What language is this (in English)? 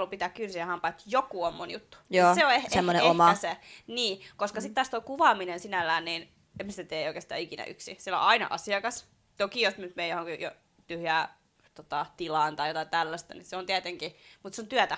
Finnish